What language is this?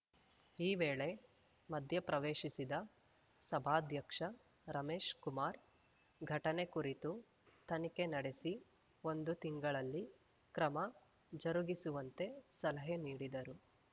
Kannada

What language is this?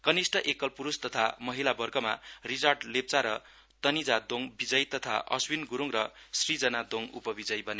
Nepali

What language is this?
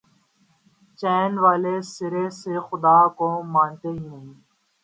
Urdu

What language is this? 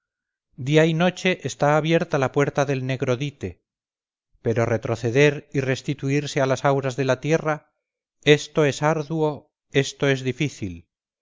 Spanish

